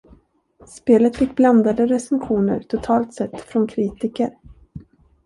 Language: Swedish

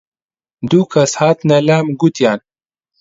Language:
Central Kurdish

